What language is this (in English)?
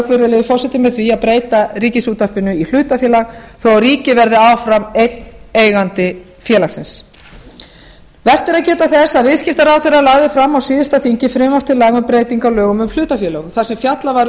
Icelandic